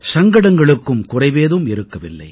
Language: Tamil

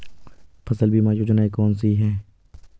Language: Hindi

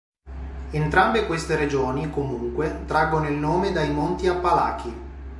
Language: Italian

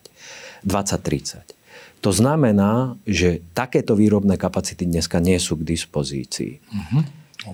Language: Slovak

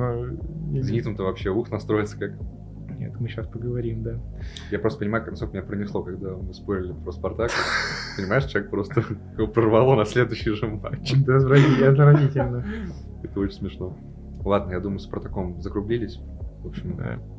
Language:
Russian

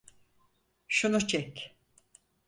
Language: Turkish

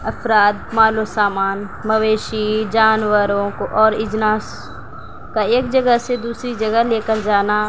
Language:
Urdu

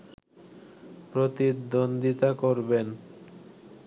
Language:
Bangla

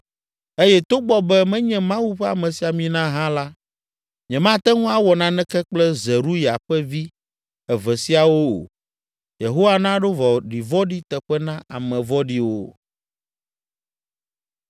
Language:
Ewe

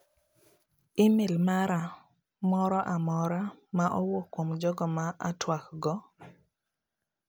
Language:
Luo (Kenya and Tanzania)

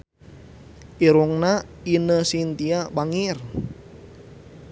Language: Sundanese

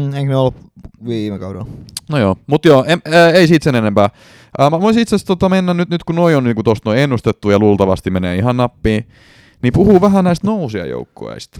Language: Finnish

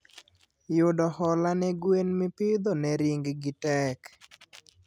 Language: Luo (Kenya and Tanzania)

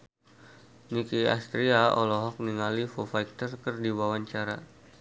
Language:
Sundanese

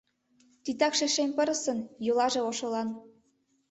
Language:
Mari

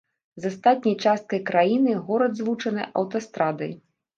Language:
Belarusian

